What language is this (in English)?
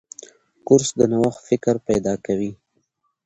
Pashto